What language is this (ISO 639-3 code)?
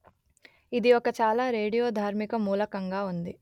tel